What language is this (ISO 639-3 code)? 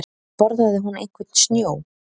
isl